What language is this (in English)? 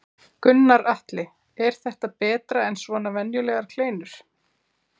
Icelandic